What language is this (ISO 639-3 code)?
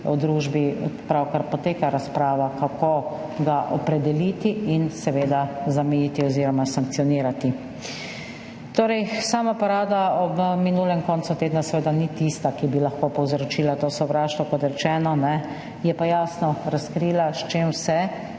slv